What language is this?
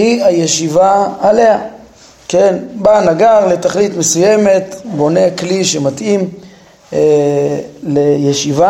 Hebrew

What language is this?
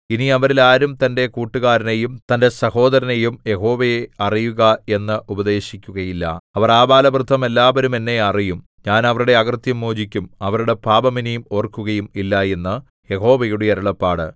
Malayalam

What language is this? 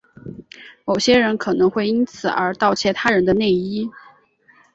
Chinese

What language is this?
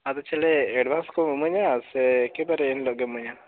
Santali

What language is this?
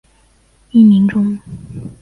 Chinese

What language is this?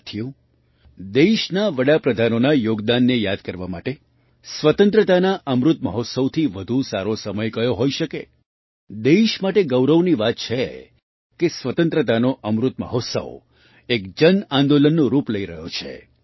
Gujarati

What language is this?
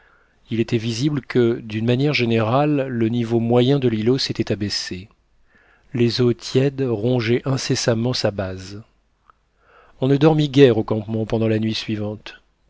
French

